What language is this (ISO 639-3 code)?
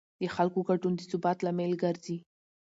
pus